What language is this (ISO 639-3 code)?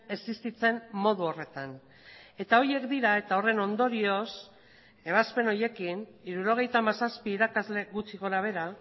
eus